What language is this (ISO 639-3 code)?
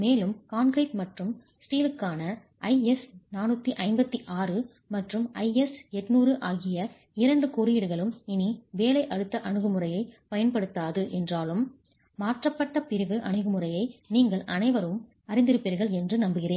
tam